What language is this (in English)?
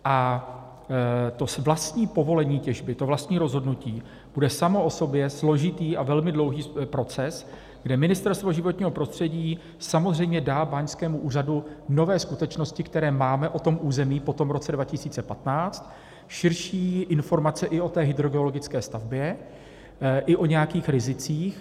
Czech